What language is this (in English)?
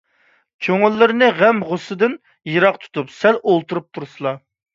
Uyghur